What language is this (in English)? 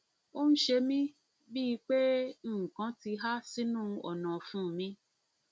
Yoruba